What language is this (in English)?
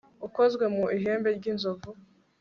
Kinyarwanda